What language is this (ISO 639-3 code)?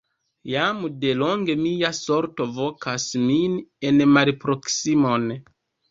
epo